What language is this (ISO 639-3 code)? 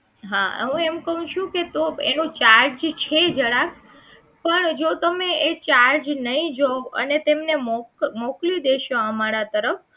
guj